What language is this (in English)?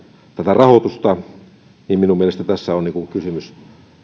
Finnish